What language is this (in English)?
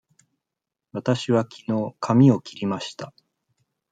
Japanese